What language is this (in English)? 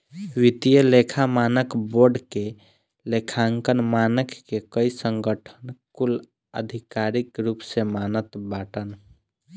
Bhojpuri